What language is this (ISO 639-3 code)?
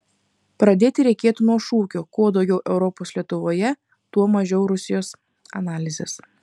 lit